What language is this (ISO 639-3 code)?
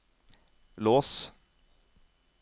nor